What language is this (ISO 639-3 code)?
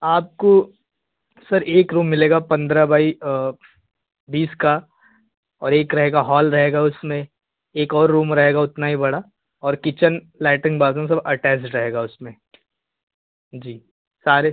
hin